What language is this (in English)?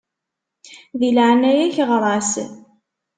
Kabyle